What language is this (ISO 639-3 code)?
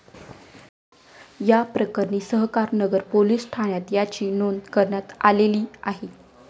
mar